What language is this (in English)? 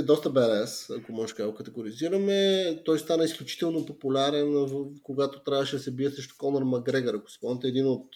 Bulgarian